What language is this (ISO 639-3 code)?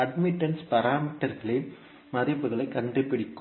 tam